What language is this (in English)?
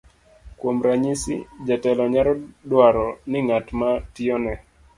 Luo (Kenya and Tanzania)